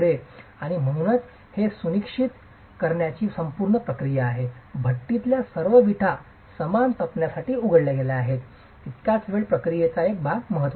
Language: Marathi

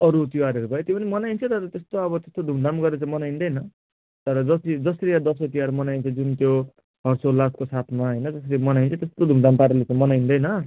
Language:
Nepali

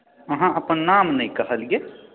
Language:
Maithili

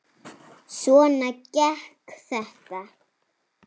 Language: Icelandic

